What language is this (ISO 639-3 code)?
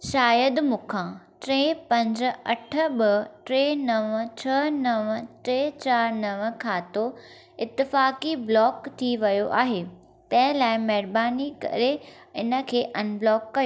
snd